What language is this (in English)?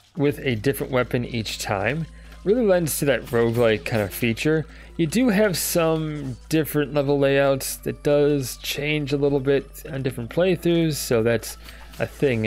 English